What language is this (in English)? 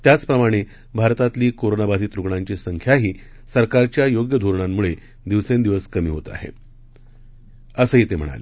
Marathi